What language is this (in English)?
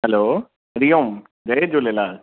Sindhi